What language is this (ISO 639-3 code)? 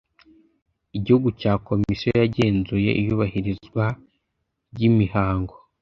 kin